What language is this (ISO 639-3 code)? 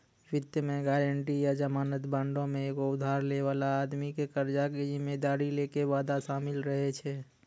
mai